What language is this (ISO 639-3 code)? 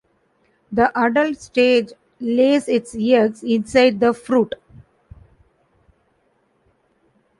eng